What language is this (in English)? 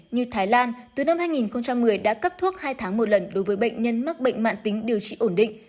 Vietnamese